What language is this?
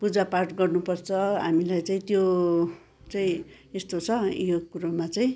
Nepali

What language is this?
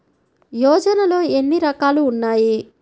Telugu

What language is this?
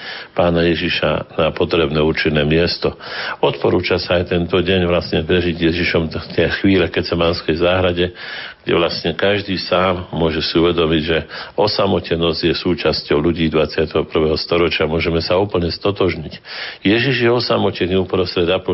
Slovak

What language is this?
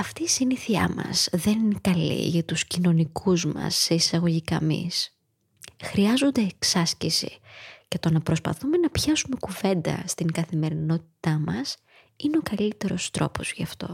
Greek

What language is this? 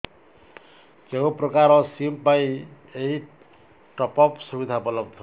Odia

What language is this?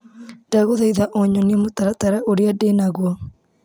Kikuyu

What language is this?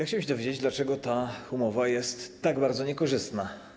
Polish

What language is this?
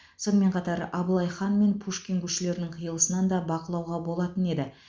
Kazakh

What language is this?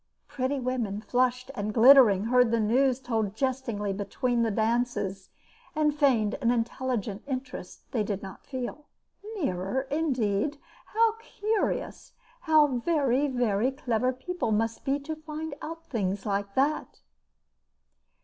English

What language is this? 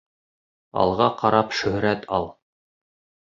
Bashkir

